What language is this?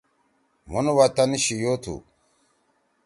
Torwali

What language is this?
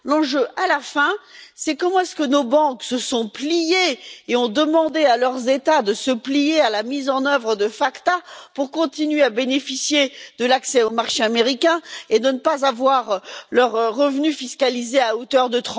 French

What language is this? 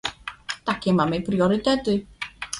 Polish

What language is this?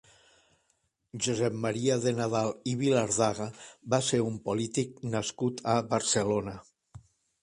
Catalan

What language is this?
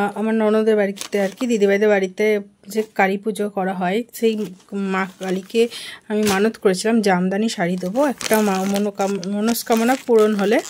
Romanian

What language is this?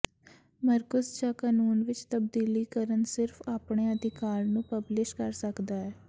Punjabi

